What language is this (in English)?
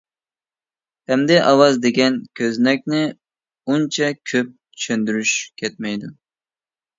Uyghur